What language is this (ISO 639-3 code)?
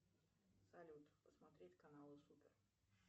rus